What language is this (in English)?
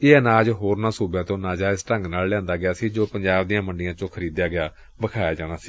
Punjabi